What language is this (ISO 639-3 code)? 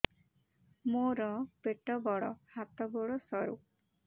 ori